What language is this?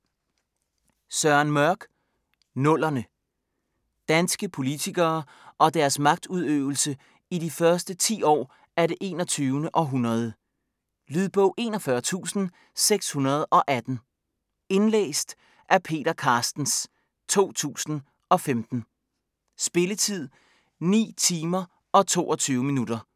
Danish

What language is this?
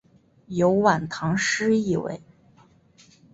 Chinese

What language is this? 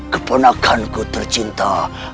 Indonesian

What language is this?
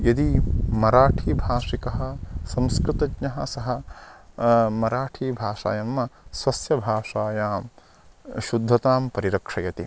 Sanskrit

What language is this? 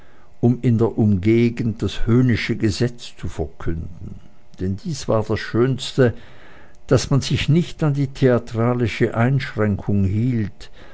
German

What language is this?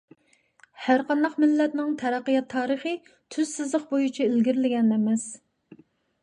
Uyghur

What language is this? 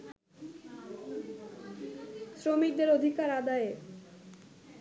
Bangla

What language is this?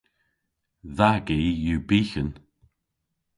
Cornish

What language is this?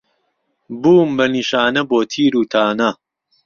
Central Kurdish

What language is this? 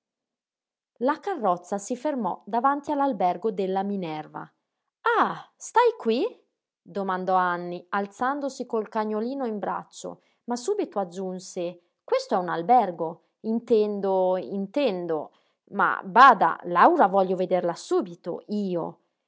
Italian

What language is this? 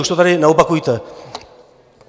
Czech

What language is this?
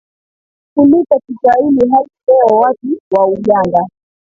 Swahili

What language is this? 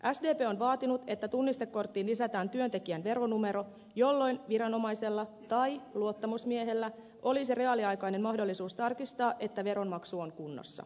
Finnish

